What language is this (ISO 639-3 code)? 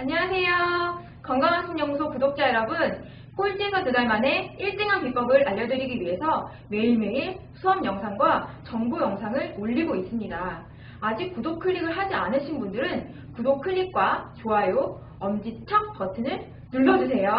kor